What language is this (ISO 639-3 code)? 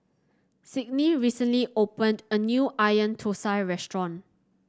eng